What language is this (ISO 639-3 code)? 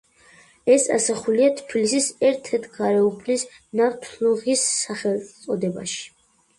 kat